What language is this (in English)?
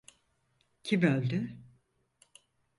Turkish